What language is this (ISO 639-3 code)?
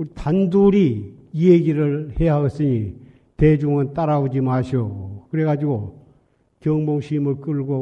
kor